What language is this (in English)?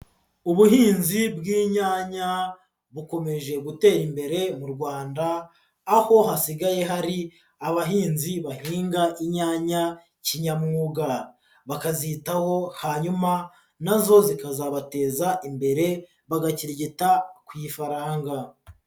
Kinyarwanda